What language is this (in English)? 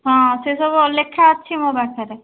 Odia